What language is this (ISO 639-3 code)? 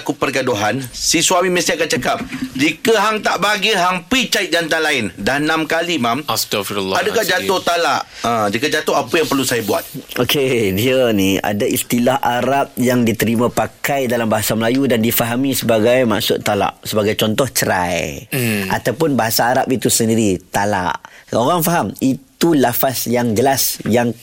msa